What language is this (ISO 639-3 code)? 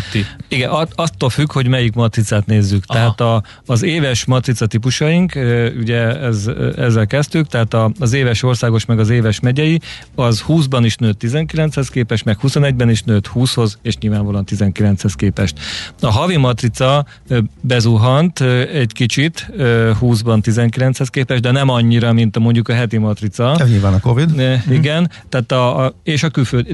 hun